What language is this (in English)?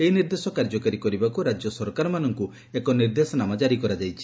Odia